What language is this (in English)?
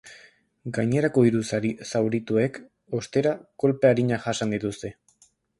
Basque